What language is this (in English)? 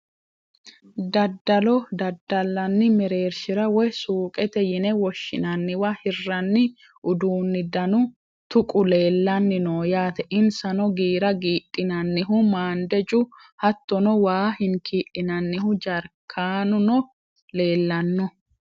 Sidamo